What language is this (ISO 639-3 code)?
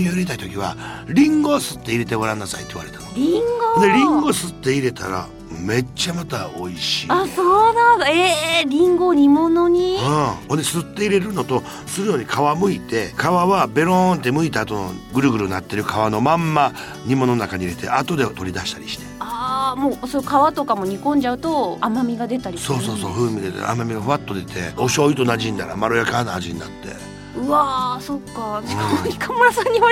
jpn